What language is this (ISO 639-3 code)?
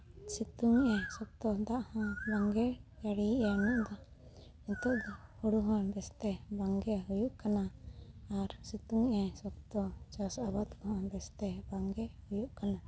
sat